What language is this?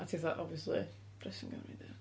Welsh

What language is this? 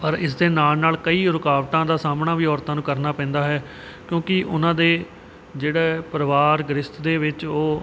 Punjabi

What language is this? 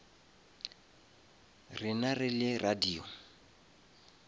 Northern Sotho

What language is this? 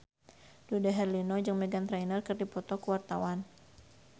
Sundanese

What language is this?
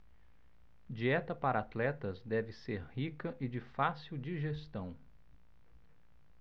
Portuguese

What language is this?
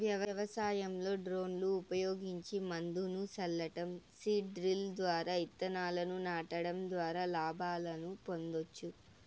Telugu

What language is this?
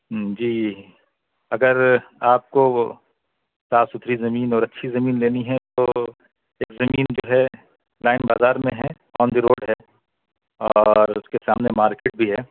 Urdu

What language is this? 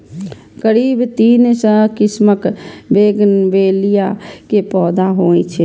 Maithili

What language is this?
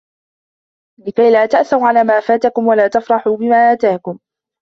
Arabic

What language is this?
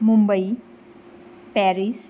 Konkani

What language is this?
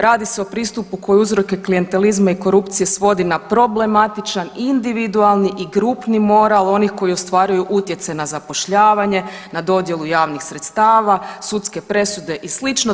Croatian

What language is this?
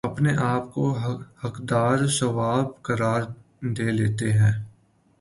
Urdu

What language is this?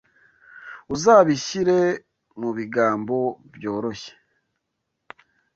Kinyarwanda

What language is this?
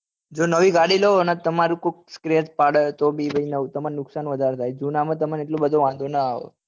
Gujarati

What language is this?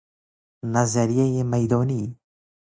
Persian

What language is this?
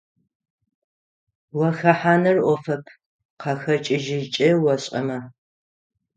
Adyghe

